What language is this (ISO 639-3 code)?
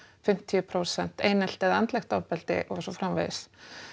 isl